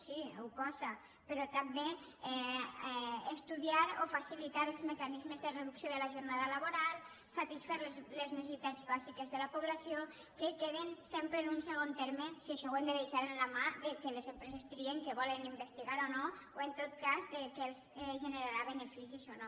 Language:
Catalan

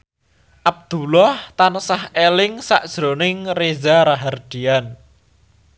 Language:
Javanese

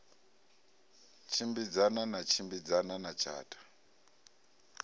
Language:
Venda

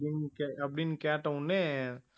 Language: Tamil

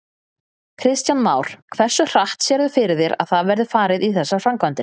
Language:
Icelandic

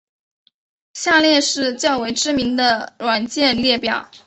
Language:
Chinese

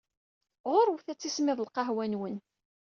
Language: Kabyle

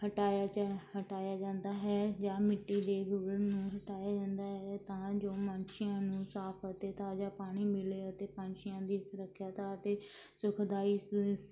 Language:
Punjabi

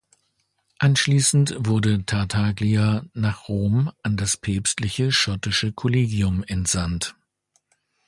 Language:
German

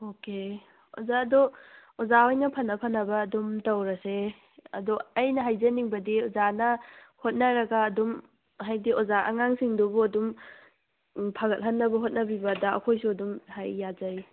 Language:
Manipuri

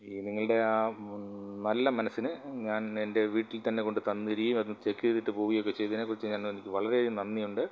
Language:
Malayalam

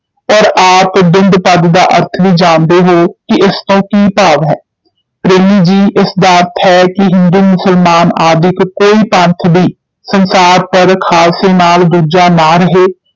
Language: Punjabi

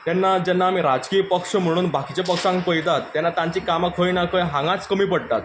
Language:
Konkani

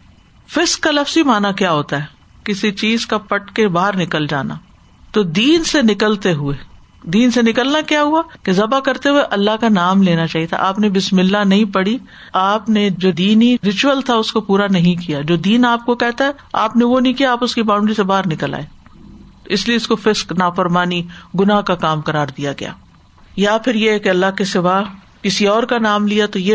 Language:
Urdu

